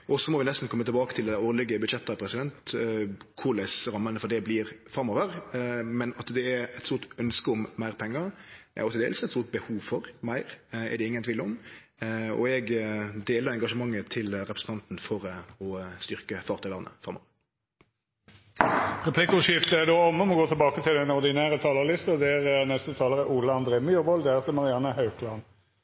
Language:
Norwegian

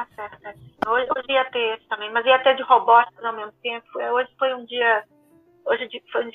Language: Portuguese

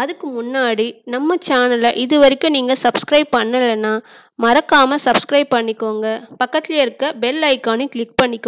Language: Hindi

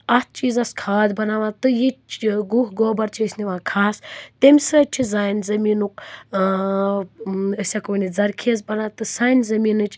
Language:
Kashmiri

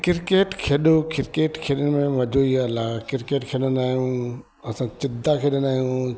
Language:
Sindhi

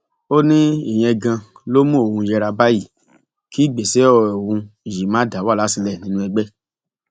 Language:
Yoruba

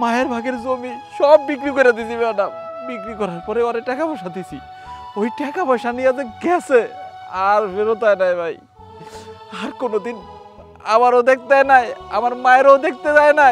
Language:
Indonesian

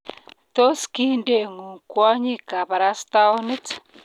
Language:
Kalenjin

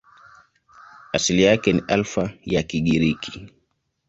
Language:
Swahili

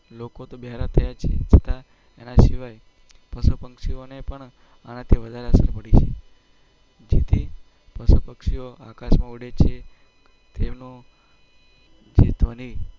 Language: Gujarati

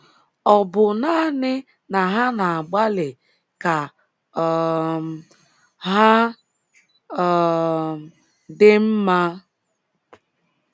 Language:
Igbo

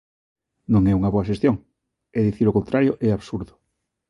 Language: Galician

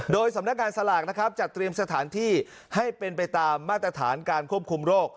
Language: Thai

